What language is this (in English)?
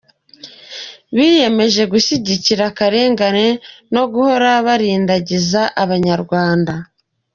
Kinyarwanda